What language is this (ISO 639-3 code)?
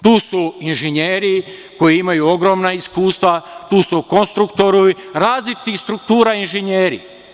srp